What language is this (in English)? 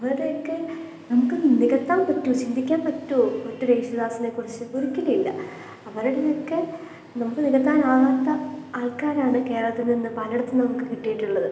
Malayalam